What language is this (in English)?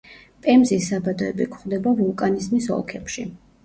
Georgian